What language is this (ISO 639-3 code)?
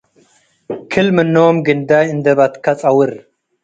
tig